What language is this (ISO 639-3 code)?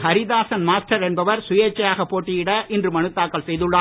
tam